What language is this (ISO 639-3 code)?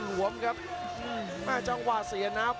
tha